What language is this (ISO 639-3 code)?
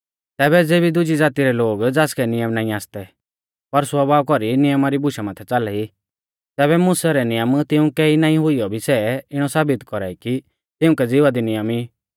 bfz